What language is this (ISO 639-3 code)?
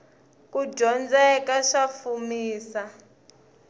tso